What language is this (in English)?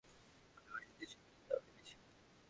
Bangla